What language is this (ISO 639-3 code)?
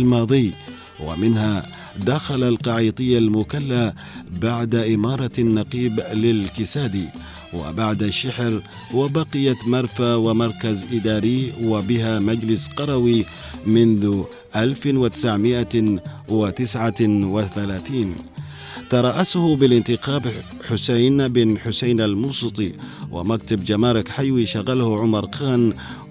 ara